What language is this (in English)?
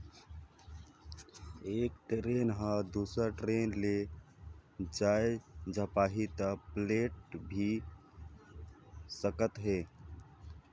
Chhattisgarhi